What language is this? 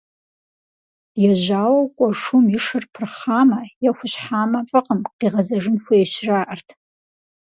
Kabardian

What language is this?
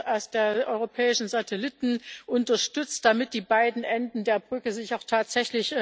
German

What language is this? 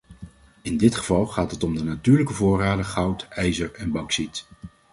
Dutch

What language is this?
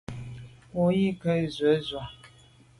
Medumba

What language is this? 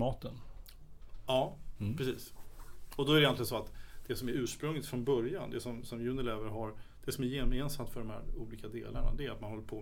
Swedish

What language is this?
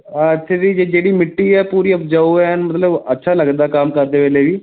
Punjabi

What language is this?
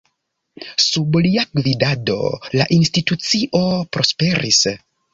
Esperanto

